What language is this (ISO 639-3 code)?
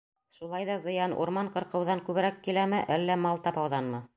bak